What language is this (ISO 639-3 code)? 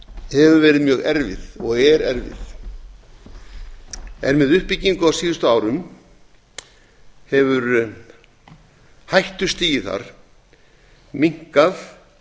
isl